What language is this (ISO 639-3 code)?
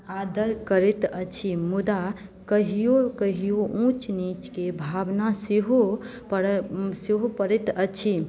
mai